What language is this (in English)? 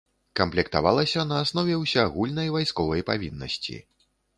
Belarusian